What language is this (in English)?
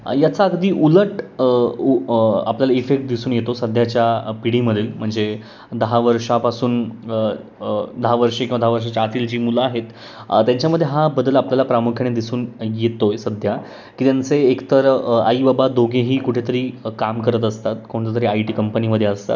Marathi